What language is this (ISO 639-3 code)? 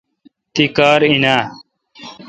xka